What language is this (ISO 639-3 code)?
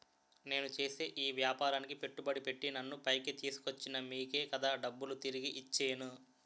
tel